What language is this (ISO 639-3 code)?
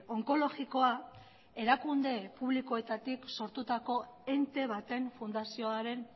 eus